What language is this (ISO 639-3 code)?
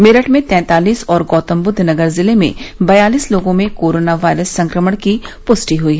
hin